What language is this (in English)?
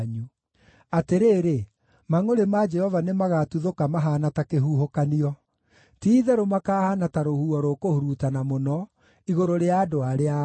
Kikuyu